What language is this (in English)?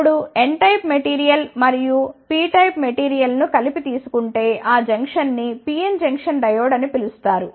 Telugu